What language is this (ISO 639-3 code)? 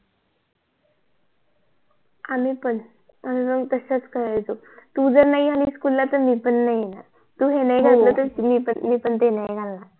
mar